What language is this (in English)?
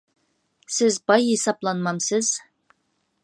Uyghur